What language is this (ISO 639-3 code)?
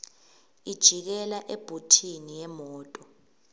ssw